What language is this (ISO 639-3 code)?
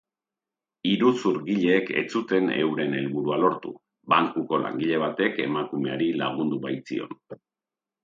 eus